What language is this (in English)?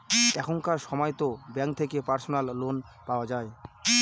Bangla